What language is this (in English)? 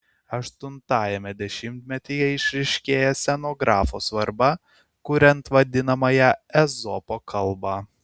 Lithuanian